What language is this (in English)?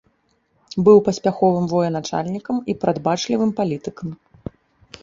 Belarusian